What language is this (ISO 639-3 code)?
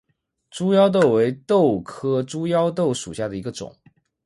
zho